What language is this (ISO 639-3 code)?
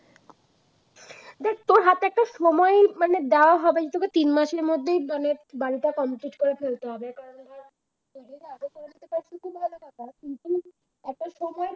ben